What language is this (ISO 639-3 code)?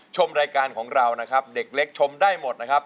tha